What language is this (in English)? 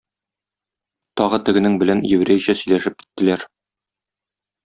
Tatar